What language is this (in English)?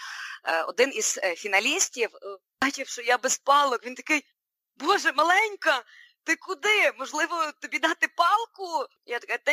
Ukrainian